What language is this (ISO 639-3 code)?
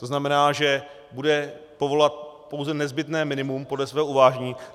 ces